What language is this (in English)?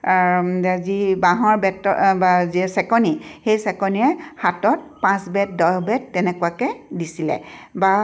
Assamese